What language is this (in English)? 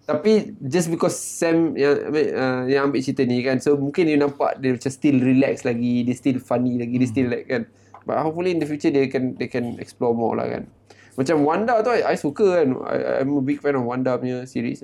Malay